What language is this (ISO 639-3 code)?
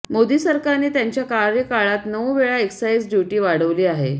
mar